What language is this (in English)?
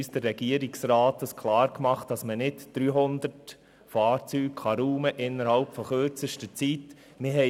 Swiss German